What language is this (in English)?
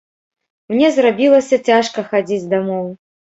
Belarusian